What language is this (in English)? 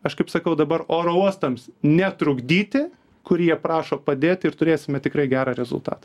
Lithuanian